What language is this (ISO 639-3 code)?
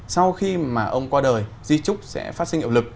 vie